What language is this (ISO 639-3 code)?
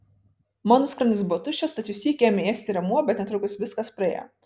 lit